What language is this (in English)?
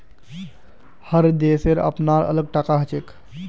Magahi